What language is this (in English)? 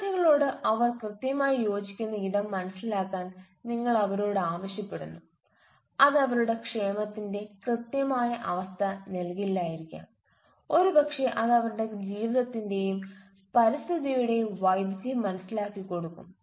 Malayalam